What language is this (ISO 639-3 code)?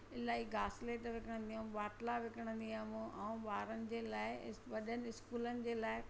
snd